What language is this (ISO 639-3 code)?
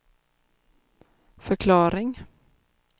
swe